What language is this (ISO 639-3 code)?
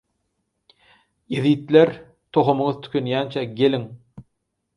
tuk